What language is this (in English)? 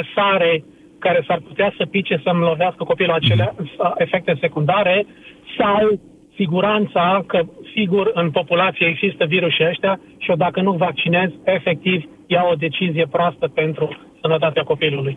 Romanian